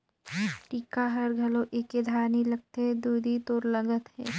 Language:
Chhattisgarhi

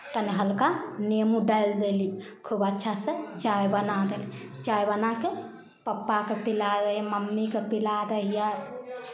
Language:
Maithili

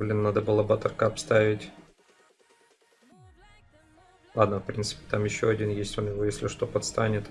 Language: Russian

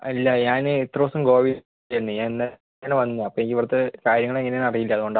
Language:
Malayalam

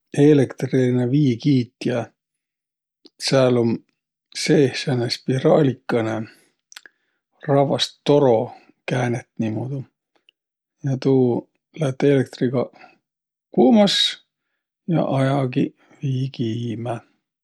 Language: Võro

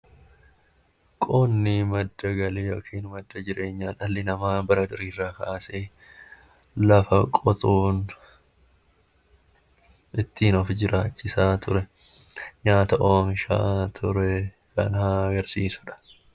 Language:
Oromo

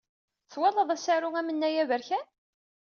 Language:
Kabyle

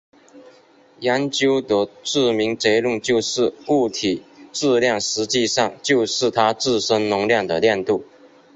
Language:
Chinese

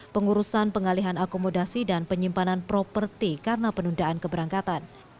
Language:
Indonesian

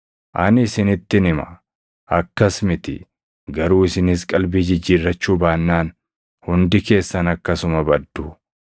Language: Oromo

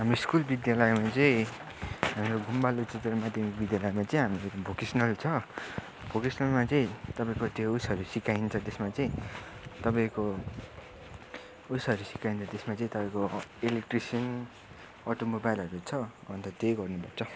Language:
Nepali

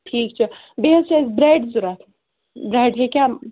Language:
Kashmiri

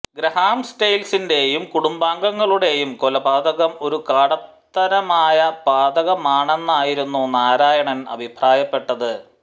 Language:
Malayalam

